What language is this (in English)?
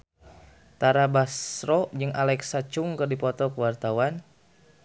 Sundanese